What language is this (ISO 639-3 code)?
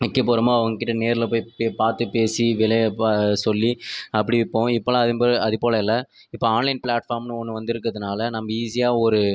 tam